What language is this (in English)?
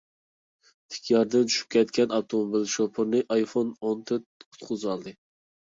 Uyghur